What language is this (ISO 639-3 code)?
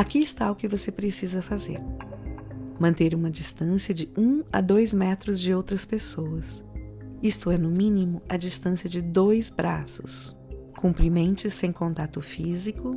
por